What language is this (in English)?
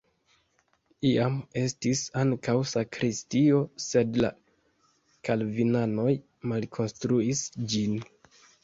Esperanto